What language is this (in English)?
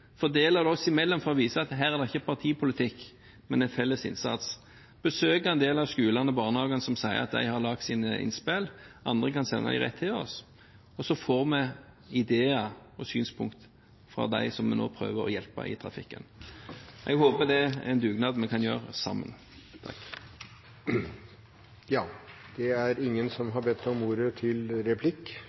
Norwegian